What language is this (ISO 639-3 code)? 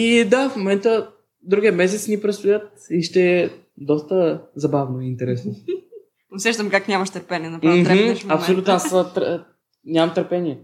bul